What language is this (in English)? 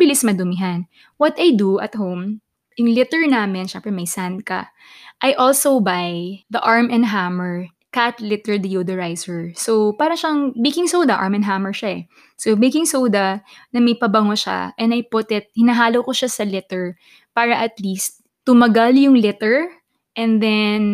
Filipino